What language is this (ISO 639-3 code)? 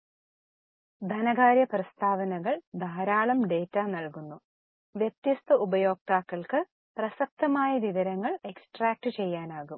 mal